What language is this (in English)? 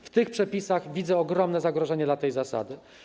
Polish